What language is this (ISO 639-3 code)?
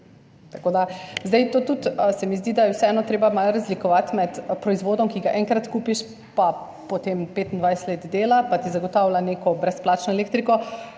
slv